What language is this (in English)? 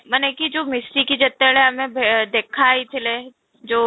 Odia